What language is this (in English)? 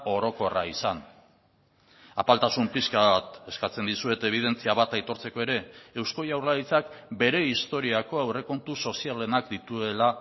Basque